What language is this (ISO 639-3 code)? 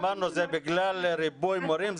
heb